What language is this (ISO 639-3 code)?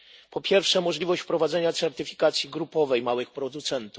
pol